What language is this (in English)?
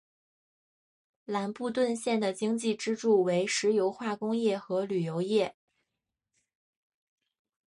Chinese